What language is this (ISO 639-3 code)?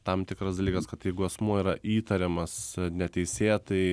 lit